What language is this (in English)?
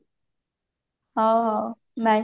Odia